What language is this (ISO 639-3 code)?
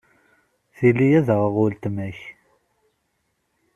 kab